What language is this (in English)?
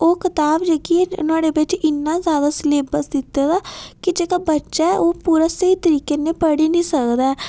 Dogri